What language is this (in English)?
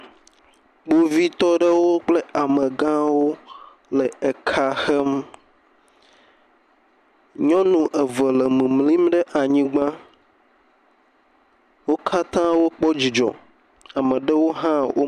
Ewe